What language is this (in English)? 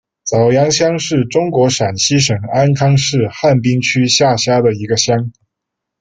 Chinese